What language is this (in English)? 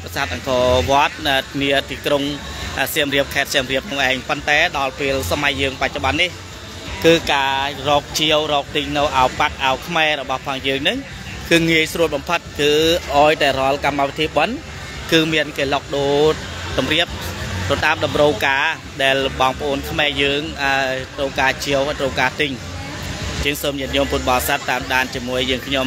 Thai